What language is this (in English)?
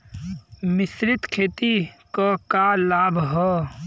Bhojpuri